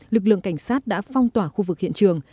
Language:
Vietnamese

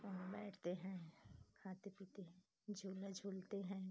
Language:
Hindi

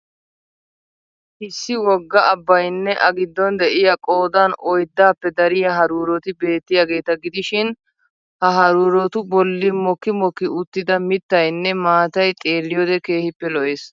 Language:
Wolaytta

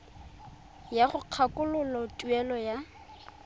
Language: Tswana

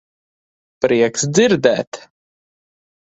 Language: Latvian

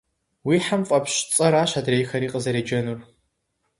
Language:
Kabardian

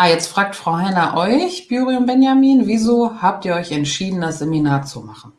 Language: German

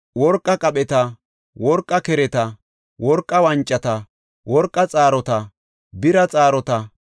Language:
Gofa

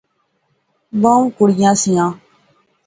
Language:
Pahari-Potwari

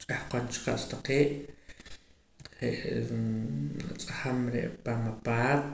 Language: Poqomam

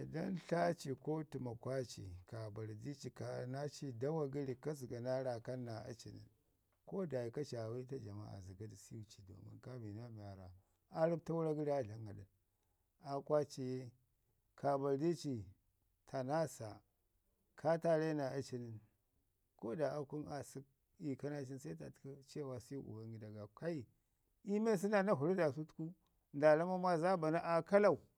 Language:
Ngizim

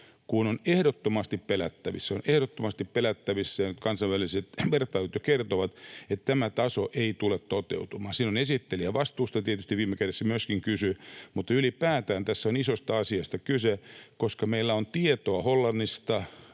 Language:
Finnish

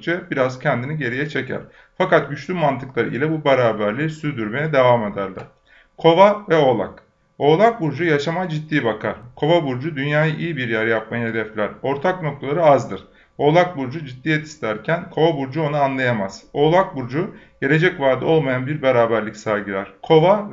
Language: Turkish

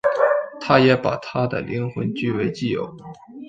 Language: Chinese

